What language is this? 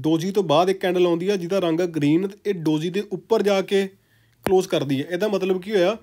Hindi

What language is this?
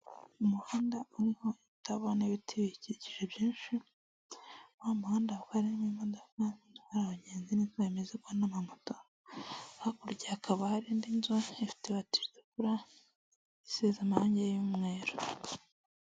Kinyarwanda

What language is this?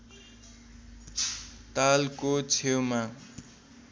Nepali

